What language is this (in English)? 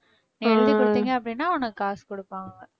Tamil